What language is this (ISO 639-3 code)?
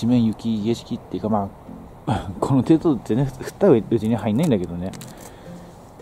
jpn